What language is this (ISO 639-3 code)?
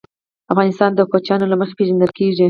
pus